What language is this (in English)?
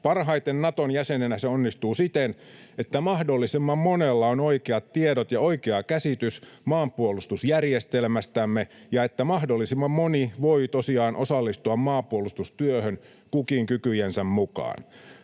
Finnish